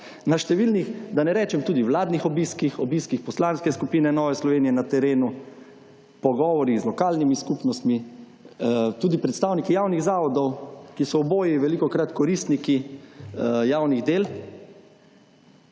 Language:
Slovenian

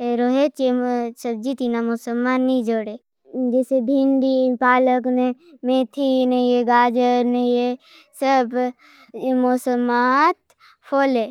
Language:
Bhili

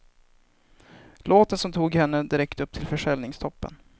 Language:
Swedish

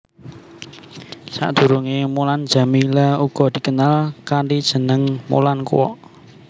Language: Javanese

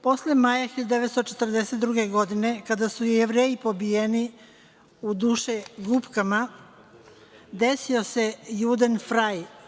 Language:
Serbian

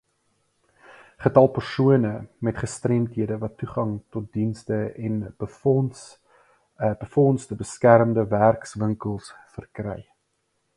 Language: Afrikaans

